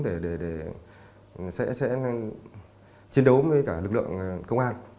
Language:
Vietnamese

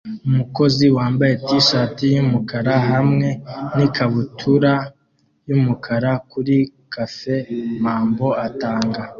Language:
Kinyarwanda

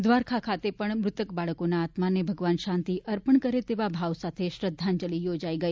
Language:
Gujarati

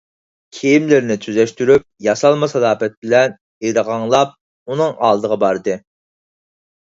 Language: Uyghur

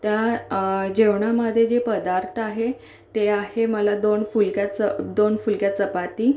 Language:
Marathi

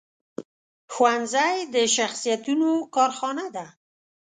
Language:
Pashto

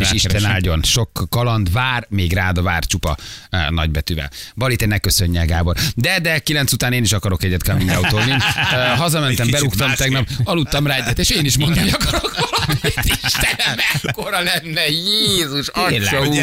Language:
Hungarian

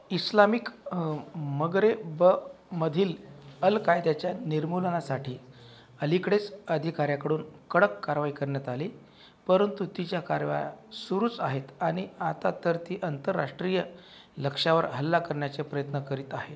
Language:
Marathi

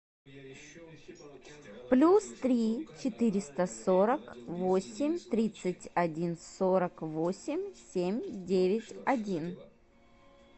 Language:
Russian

